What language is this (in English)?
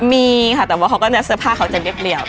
Thai